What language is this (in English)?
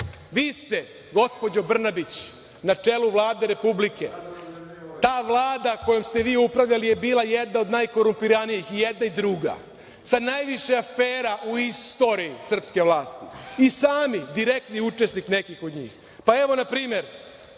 Serbian